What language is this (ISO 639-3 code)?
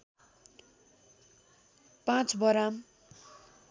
nep